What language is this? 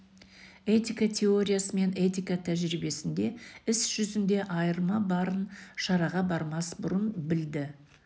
Kazakh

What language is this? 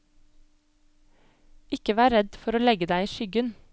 Norwegian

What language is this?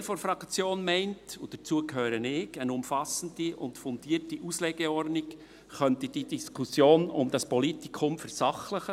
Swiss German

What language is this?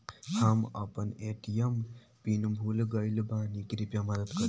Bhojpuri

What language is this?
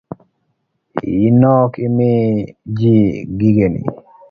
Luo (Kenya and Tanzania)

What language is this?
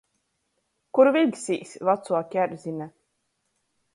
Latgalian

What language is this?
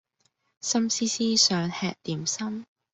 Cantonese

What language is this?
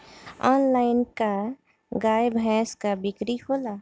Bhojpuri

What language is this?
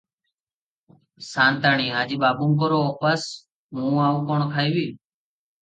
Odia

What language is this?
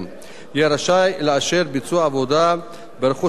Hebrew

